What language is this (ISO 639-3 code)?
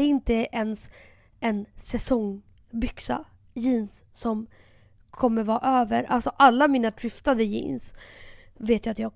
swe